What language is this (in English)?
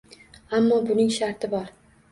Uzbek